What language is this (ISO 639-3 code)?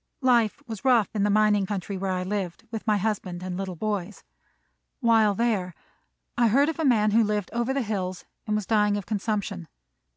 eng